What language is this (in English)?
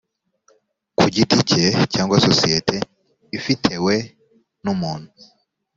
Kinyarwanda